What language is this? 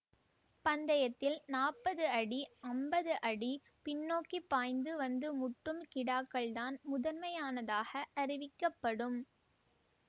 Tamil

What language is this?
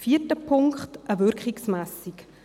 Swiss German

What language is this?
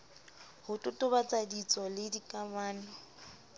Southern Sotho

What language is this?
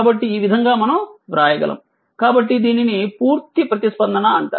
Telugu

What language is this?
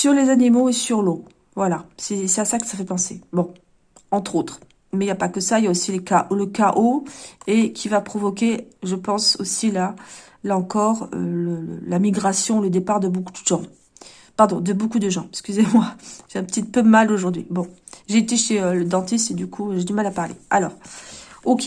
French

